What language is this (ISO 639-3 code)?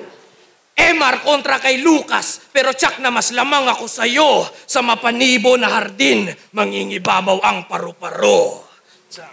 fil